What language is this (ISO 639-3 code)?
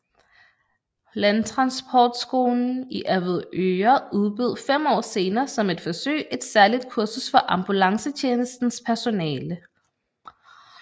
dan